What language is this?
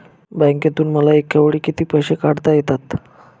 Marathi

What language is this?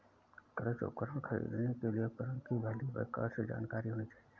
Hindi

